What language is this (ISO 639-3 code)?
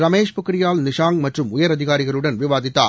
tam